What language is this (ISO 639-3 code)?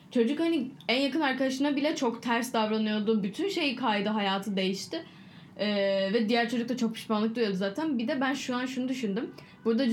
tur